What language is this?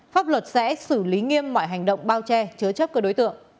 Vietnamese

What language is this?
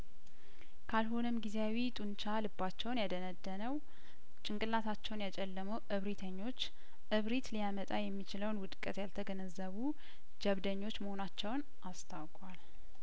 Amharic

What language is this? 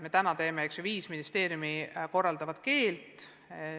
Estonian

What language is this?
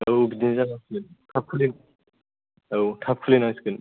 Bodo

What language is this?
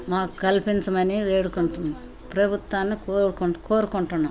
Telugu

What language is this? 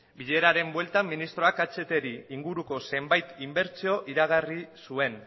Basque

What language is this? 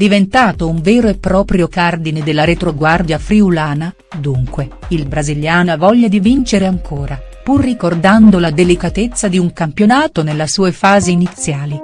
Italian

